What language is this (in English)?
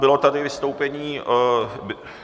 Czech